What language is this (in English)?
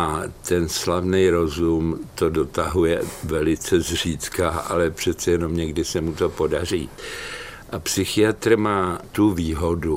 Czech